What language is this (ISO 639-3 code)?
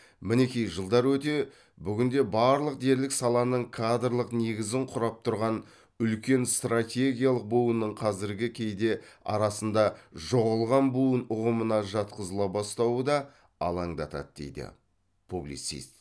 kaz